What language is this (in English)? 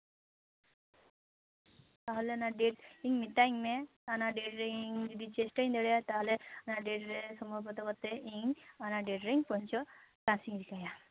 Santali